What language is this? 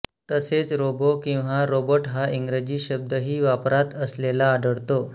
Marathi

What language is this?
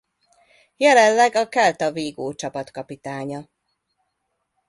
Hungarian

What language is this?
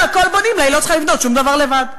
Hebrew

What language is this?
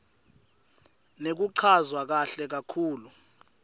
Swati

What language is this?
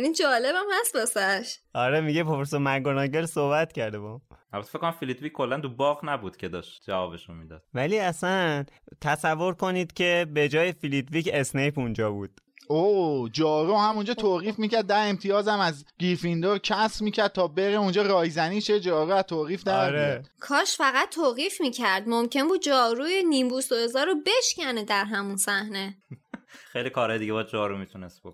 Persian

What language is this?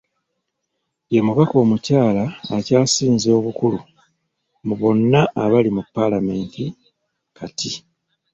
Ganda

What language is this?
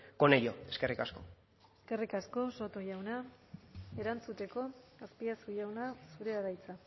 Basque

